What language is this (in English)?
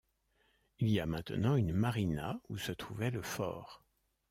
French